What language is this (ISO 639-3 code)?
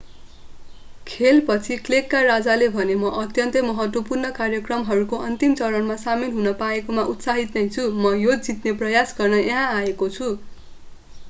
nep